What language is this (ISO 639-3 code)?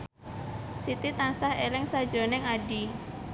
jav